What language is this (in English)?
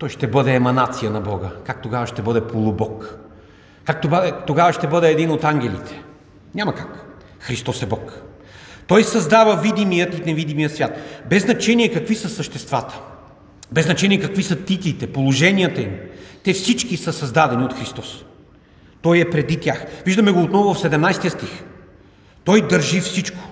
Bulgarian